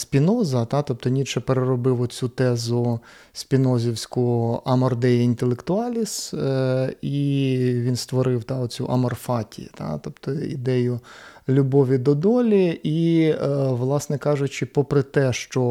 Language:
Ukrainian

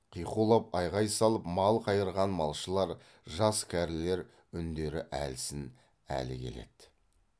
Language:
Kazakh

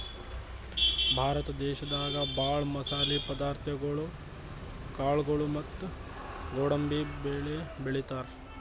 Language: Kannada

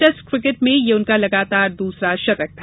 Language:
Hindi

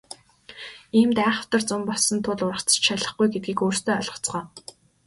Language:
Mongolian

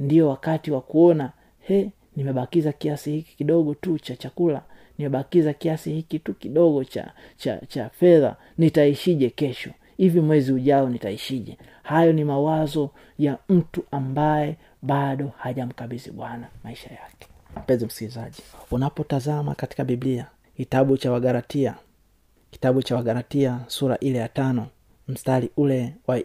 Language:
Swahili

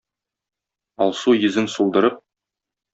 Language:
Tatar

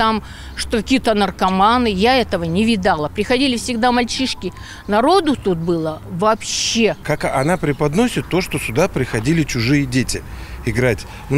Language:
Russian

